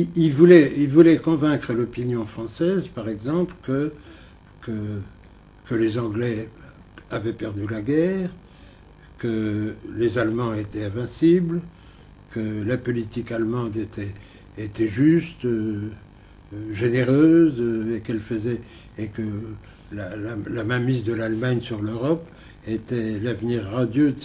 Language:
French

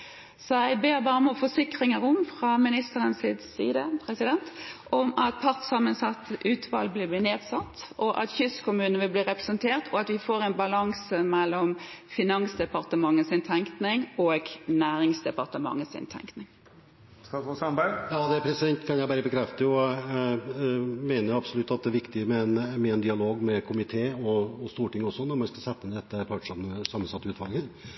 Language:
Norwegian Bokmål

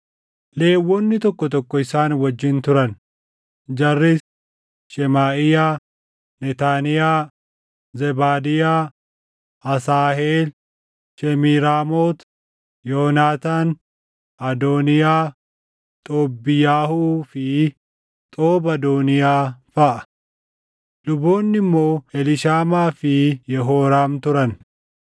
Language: Oromo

